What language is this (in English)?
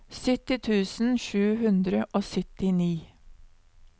Norwegian